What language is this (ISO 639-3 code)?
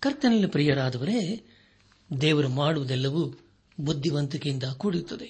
kan